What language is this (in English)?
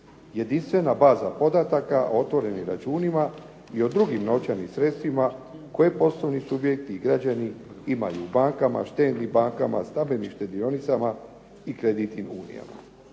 Croatian